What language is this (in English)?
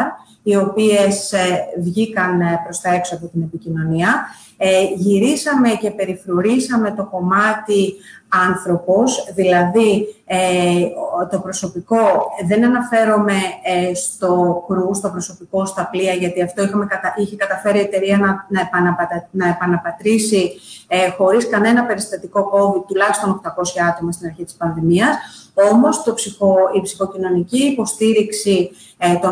Greek